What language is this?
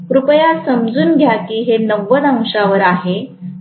Marathi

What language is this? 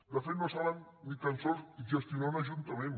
Catalan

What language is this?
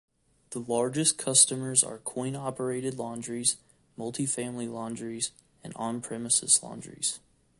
English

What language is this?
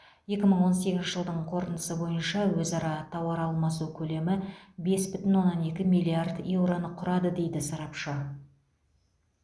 Kazakh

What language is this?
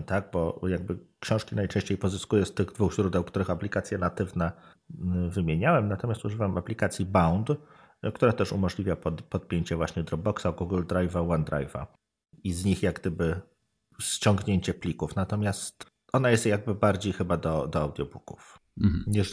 Polish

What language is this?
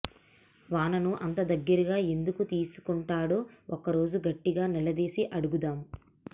Telugu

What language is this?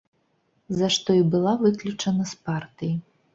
Belarusian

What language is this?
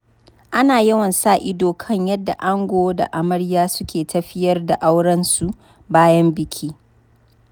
Hausa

